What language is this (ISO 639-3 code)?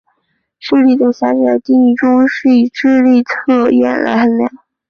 zho